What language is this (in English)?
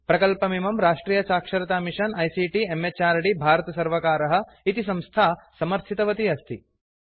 Sanskrit